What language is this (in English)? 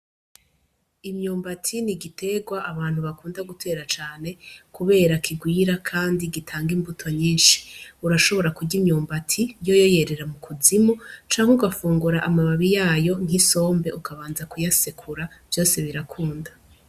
Rundi